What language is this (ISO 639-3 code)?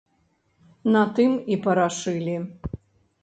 bel